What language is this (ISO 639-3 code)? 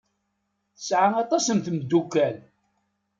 kab